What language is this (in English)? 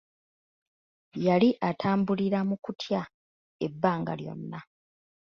Ganda